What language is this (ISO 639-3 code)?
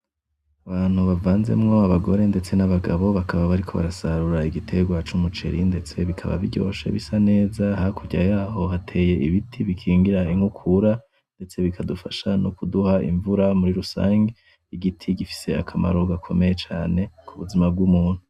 run